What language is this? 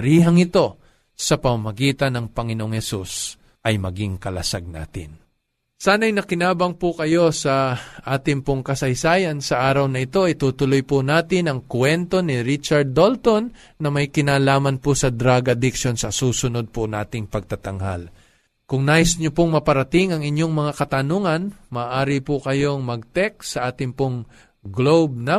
Filipino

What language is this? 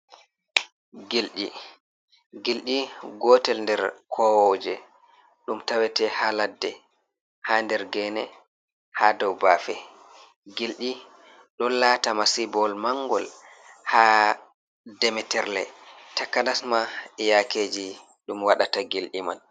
Fula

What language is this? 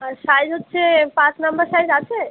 Bangla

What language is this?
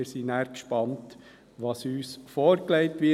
Swiss German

